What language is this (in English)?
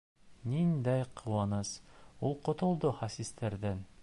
Bashkir